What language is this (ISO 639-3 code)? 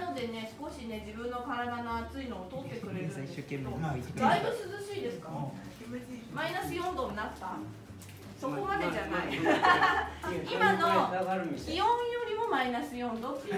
jpn